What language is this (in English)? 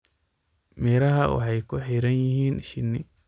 Somali